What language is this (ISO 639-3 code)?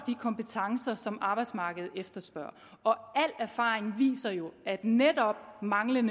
dan